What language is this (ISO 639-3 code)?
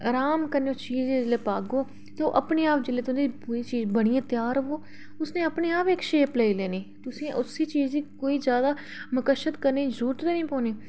doi